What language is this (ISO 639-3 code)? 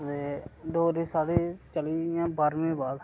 doi